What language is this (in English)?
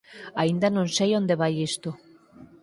Galician